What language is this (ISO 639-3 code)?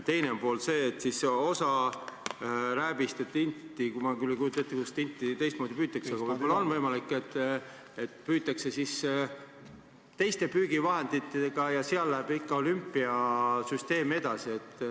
est